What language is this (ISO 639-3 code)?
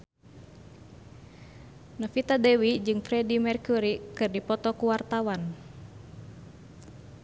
sun